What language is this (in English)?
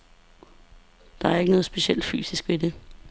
Danish